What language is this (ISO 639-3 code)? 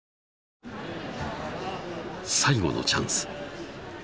jpn